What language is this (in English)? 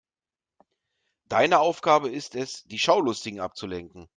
German